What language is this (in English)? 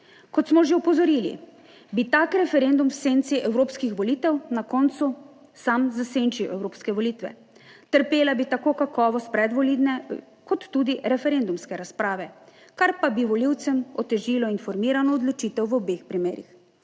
Slovenian